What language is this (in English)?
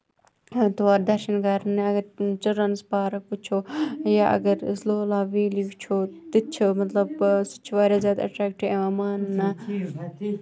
Kashmiri